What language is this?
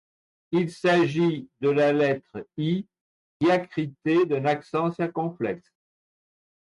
French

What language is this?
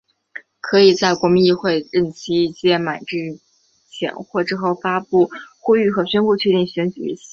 Chinese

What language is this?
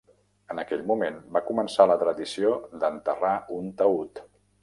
Catalan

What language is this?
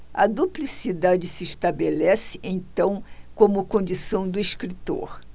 Portuguese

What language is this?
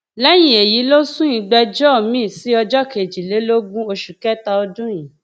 Yoruba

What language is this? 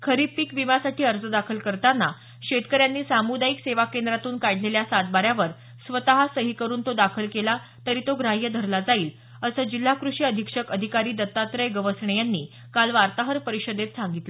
Marathi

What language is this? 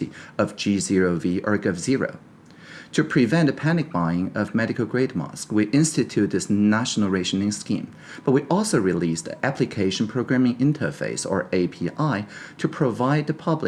English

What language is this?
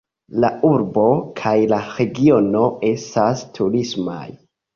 Esperanto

